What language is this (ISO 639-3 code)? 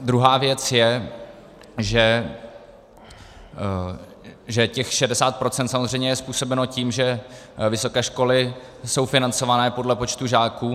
ces